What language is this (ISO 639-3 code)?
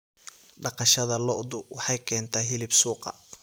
som